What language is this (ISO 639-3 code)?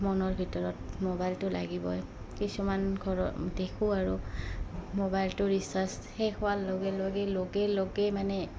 asm